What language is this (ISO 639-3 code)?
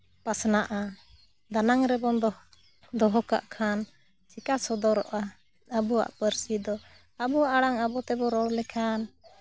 sat